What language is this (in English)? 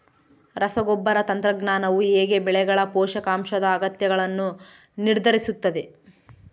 Kannada